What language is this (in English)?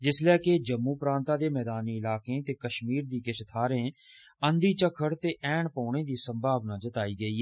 Dogri